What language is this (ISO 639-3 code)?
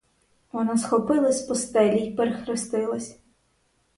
ukr